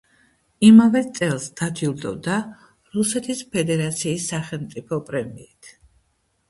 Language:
Georgian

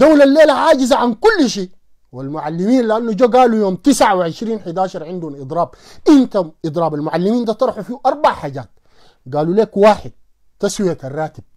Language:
Arabic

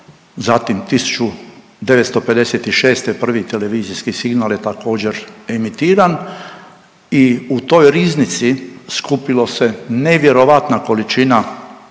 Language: Croatian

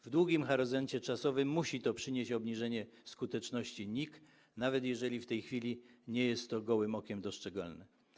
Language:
Polish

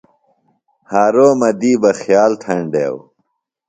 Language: Phalura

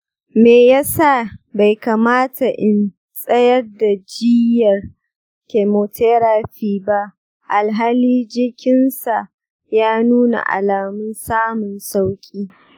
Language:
Hausa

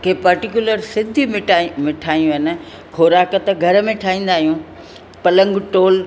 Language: Sindhi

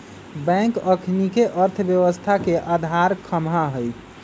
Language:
Magahi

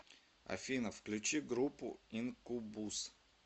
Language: Russian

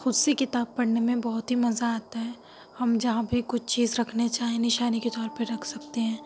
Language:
Urdu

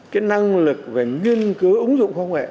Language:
Vietnamese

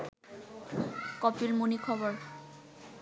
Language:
Bangla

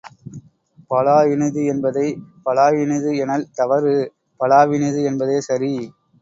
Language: Tamil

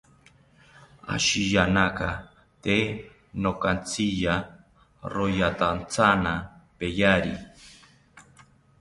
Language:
South Ucayali Ashéninka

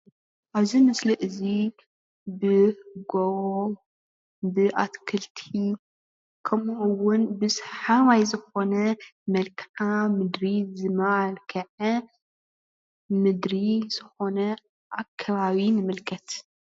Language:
Tigrinya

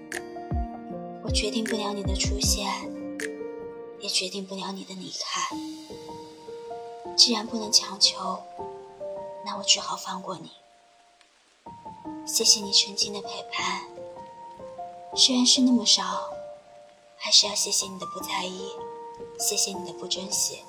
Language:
Chinese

